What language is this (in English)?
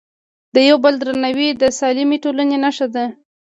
Pashto